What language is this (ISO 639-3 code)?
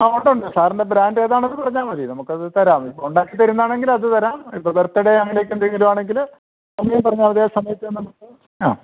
mal